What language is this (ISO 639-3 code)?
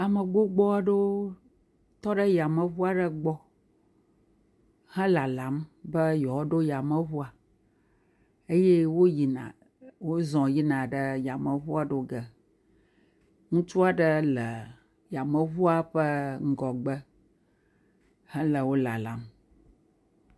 ewe